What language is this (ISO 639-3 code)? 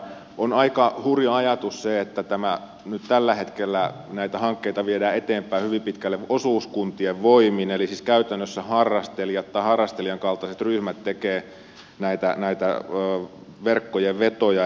fin